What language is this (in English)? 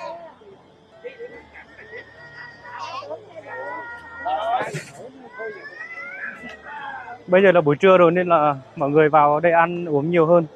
Vietnamese